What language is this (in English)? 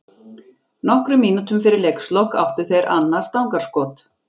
Icelandic